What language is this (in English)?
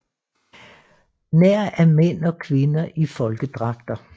Danish